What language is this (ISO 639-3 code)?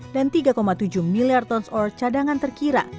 ind